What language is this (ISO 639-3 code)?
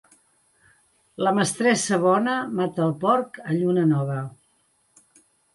cat